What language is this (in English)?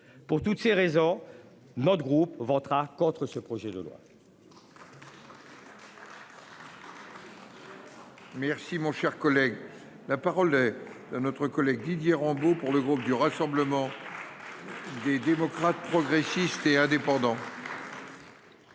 French